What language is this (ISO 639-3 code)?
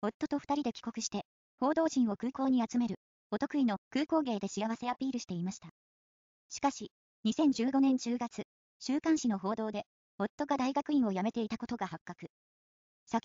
jpn